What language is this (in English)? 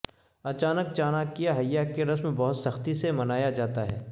Urdu